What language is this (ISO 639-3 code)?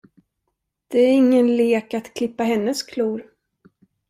swe